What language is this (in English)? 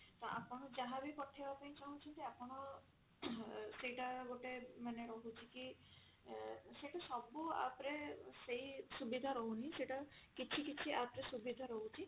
Odia